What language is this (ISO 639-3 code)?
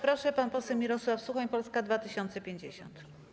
pol